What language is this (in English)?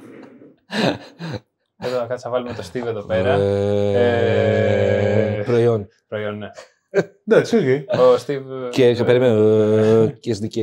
Greek